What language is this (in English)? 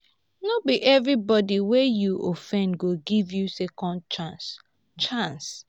Nigerian Pidgin